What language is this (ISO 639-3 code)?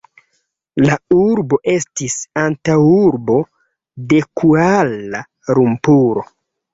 epo